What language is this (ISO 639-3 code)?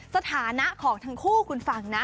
tha